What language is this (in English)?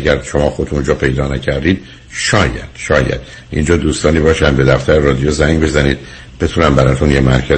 Persian